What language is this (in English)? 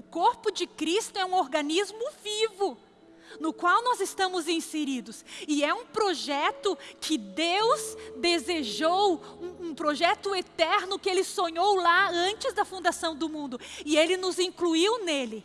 Portuguese